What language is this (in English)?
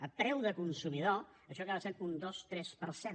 Catalan